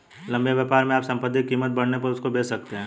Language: Hindi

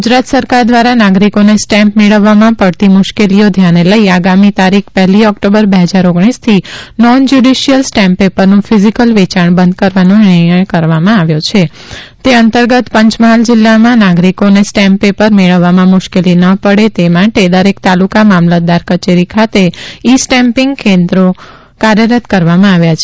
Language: Gujarati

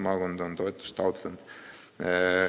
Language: Estonian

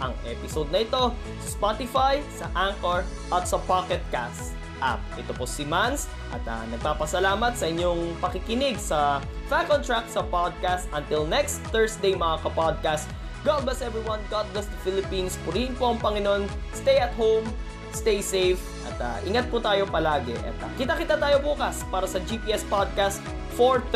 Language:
Filipino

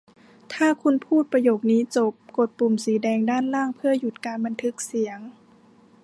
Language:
Thai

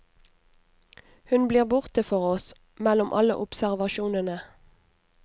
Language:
Norwegian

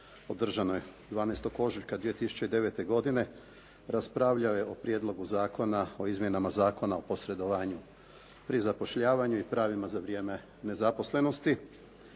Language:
Croatian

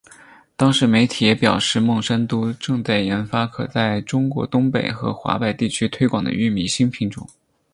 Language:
Chinese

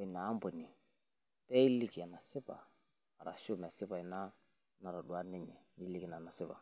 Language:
Masai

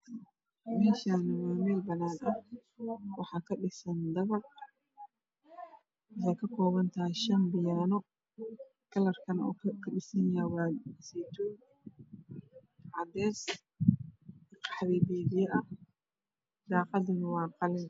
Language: Somali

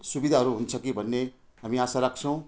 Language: Nepali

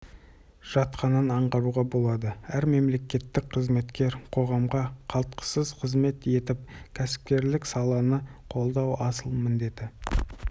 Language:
Kazakh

